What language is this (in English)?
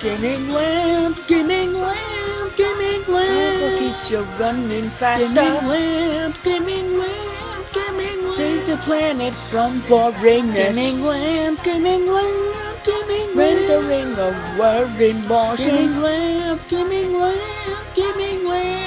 English